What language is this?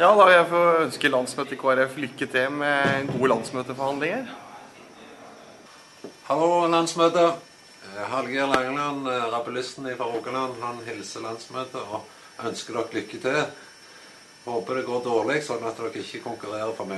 Dutch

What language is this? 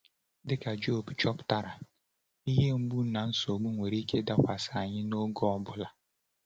Igbo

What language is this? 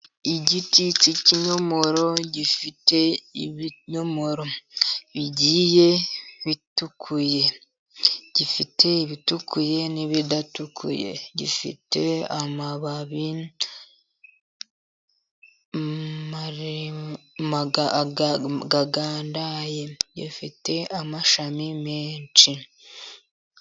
Kinyarwanda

